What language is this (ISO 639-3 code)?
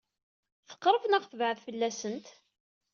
kab